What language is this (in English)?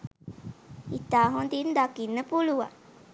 Sinhala